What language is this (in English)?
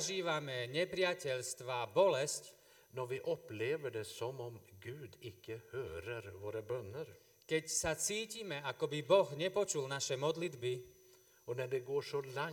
Slovak